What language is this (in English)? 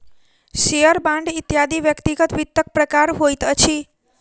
Maithili